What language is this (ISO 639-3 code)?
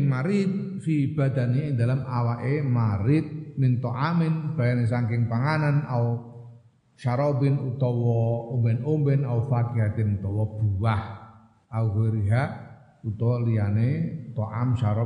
ind